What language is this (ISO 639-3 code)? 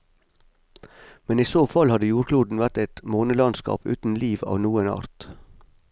nor